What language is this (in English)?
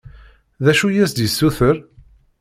Kabyle